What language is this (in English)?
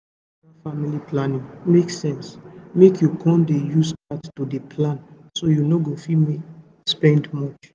Nigerian Pidgin